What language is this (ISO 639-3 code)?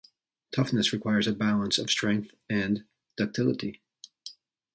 eng